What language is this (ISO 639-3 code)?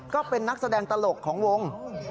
tha